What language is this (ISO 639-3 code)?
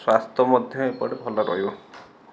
ori